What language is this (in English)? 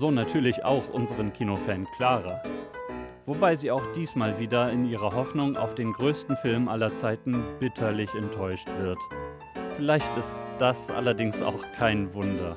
German